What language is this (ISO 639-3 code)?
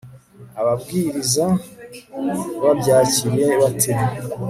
kin